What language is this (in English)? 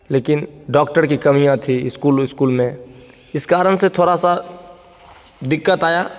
Hindi